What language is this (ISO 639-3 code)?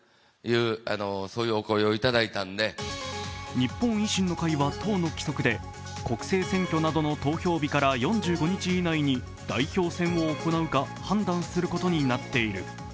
jpn